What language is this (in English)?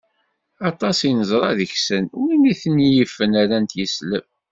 Kabyle